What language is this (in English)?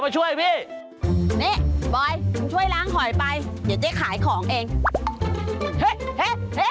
Thai